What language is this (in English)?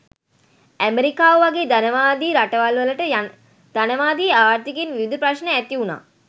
Sinhala